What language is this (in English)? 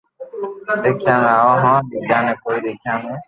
Loarki